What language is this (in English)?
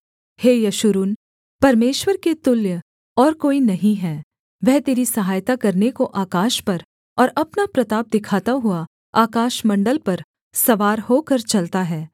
Hindi